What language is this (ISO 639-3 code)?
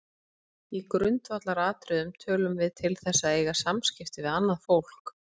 isl